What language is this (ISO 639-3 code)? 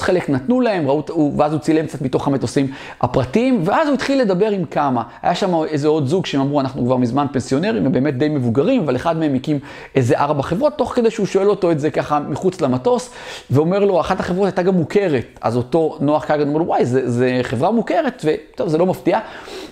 heb